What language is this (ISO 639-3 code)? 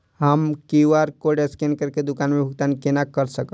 mai